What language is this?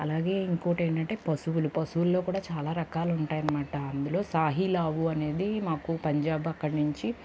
Telugu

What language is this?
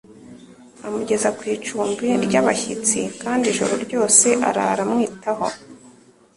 Kinyarwanda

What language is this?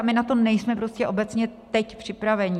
Czech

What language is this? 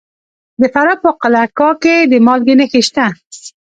Pashto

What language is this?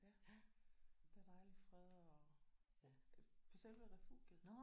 Danish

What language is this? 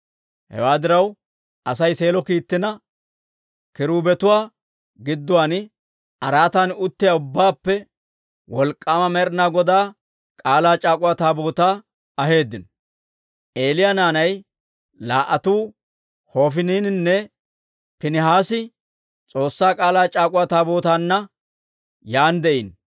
Dawro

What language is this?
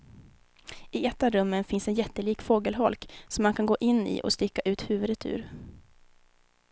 Swedish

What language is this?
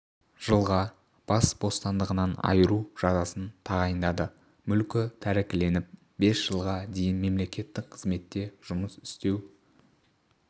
Kazakh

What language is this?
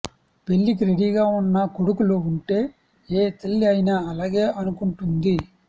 Telugu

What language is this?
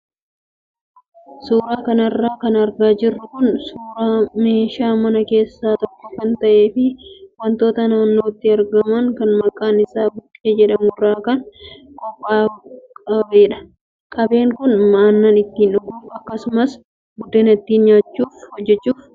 Oromo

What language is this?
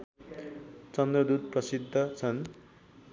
Nepali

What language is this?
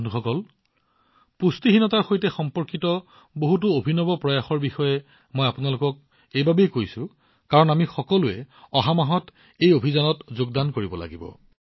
Assamese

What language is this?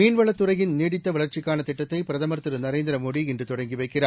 Tamil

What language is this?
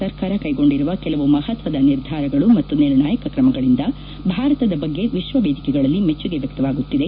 Kannada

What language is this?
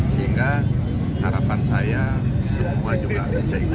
Indonesian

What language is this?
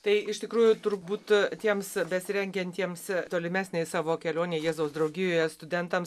Lithuanian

